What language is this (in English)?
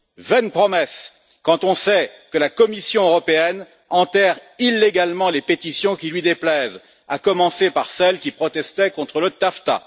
French